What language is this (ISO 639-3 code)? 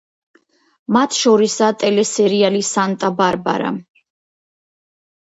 kat